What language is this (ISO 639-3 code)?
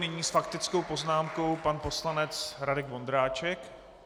ces